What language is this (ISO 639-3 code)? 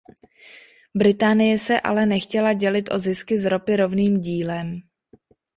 ces